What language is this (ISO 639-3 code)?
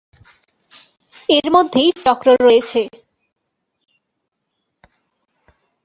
ben